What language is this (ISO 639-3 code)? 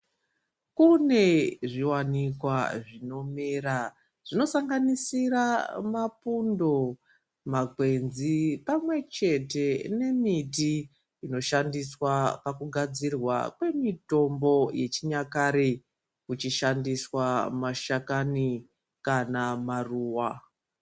ndc